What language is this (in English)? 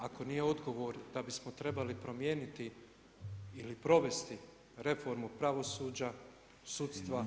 Croatian